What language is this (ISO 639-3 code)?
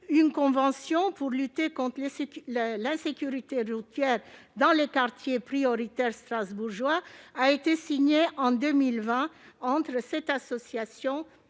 fra